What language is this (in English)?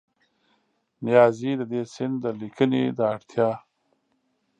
Pashto